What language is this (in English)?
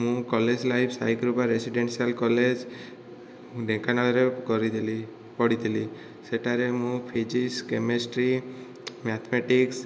Odia